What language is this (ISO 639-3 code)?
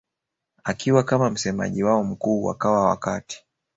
swa